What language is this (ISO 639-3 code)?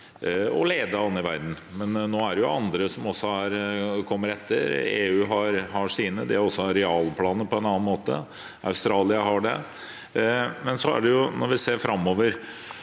nor